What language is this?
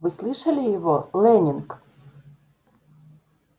Russian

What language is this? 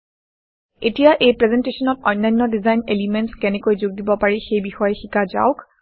Assamese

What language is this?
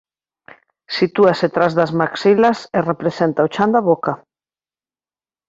Galician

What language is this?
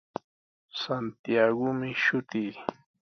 Sihuas Ancash Quechua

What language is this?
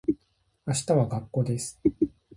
Japanese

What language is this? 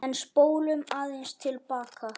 Icelandic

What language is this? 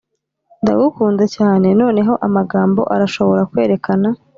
Kinyarwanda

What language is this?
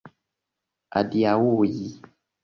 Esperanto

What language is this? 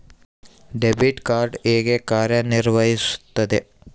Kannada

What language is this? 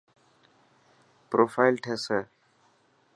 Dhatki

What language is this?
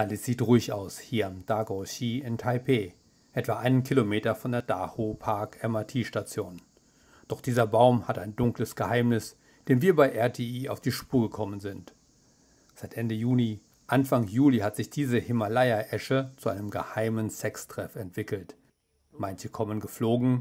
German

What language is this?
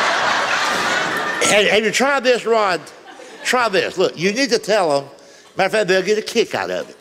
English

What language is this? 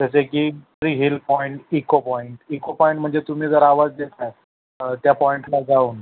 Marathi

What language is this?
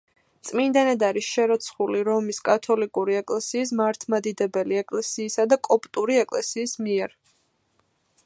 Georgian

